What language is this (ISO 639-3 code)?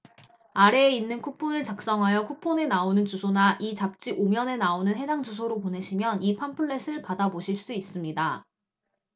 kor